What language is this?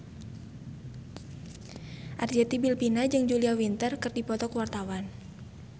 Sundanese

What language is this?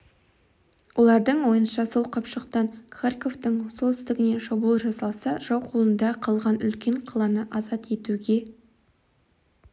Kazakh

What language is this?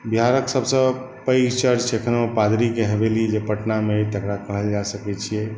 Maithili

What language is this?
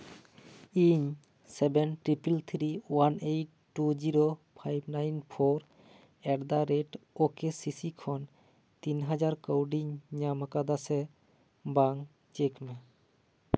Santali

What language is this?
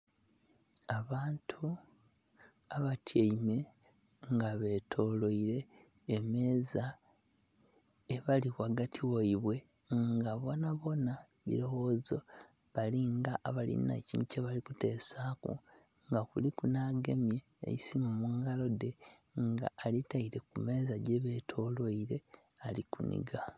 Soga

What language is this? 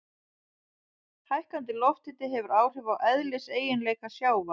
Icelandic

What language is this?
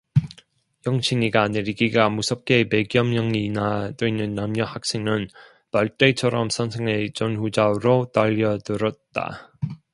Korean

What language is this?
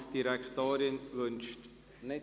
Swiss German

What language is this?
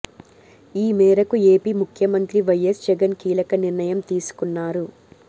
Telugu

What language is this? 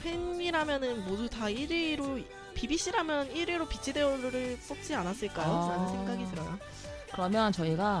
Korean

